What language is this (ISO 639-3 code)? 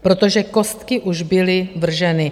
ces